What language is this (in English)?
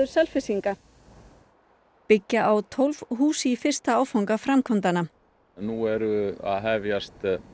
Icelandic